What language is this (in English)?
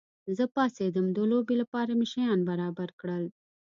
Pashto